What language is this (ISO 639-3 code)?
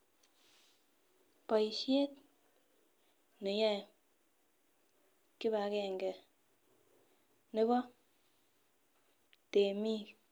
kln